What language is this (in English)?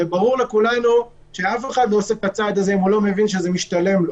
Hebrew